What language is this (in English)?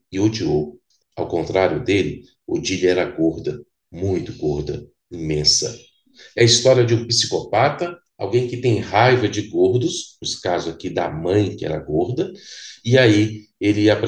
Portuguese